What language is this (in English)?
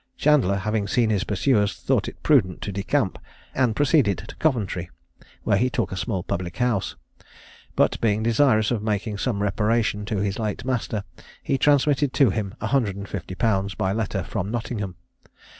English